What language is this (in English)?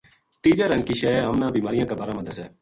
Gujari